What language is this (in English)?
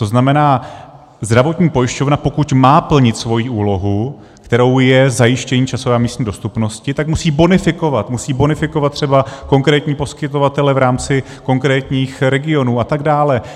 Czech